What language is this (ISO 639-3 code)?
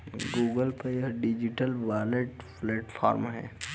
hin